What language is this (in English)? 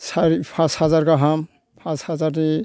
Bodo